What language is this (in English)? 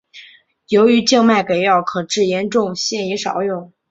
Chinese